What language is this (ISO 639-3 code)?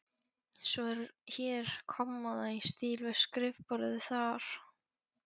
isl